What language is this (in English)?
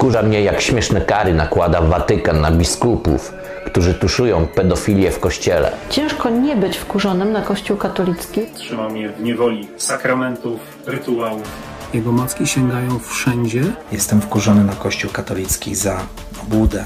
Polish